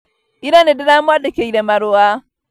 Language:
Kikuyu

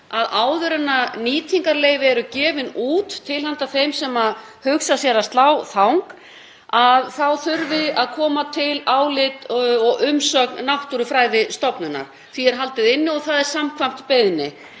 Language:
Icelandic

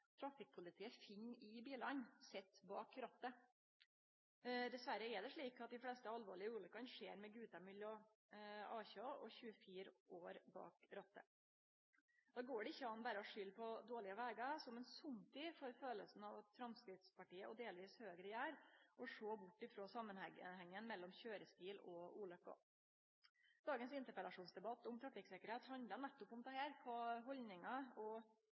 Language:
Norwegian Nynorsk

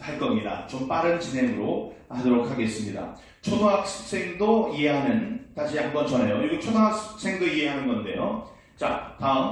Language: Korean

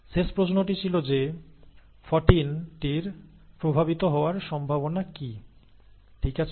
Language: Bangla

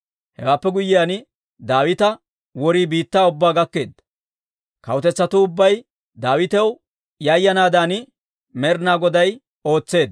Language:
Dawro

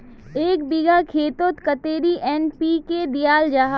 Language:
Magahi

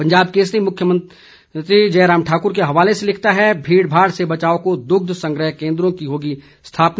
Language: Hindi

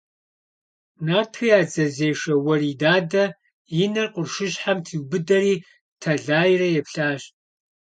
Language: Kabardian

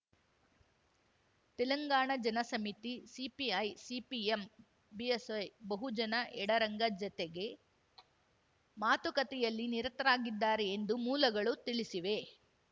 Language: Kannada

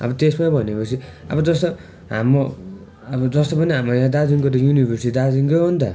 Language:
Nepali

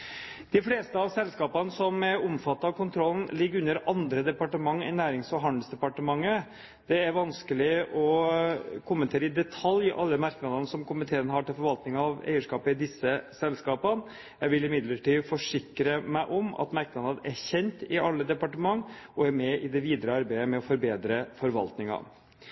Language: Norwegian Bokmål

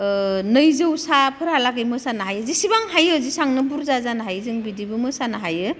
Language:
Bodo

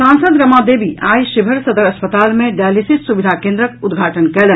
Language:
Maithili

